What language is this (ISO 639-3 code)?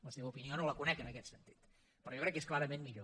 cat